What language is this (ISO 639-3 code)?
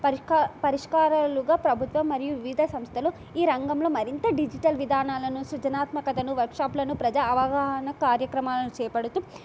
tel